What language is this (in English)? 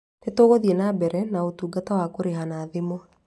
Kikuyu